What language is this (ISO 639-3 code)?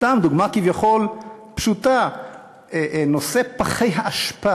heb